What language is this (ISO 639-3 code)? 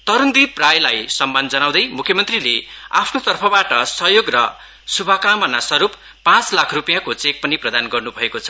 nep